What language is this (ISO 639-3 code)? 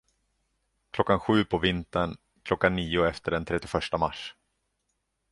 swe